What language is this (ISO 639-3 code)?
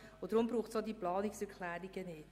gsw